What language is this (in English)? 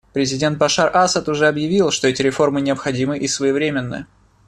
Russian